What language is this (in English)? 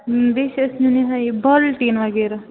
Kashmiri